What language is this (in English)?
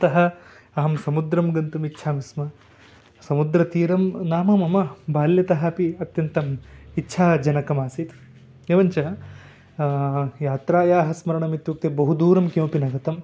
Sanskrit